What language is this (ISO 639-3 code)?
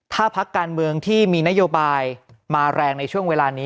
tha